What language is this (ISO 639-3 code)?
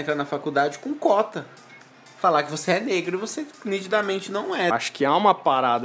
por